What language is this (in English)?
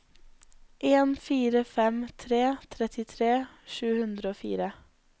Norwegian